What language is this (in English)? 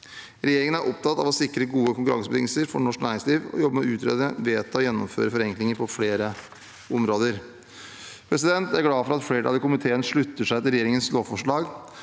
Norwegian